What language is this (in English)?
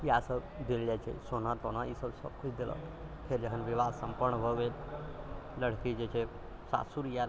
Maithili